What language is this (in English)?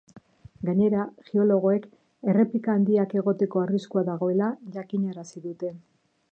Basque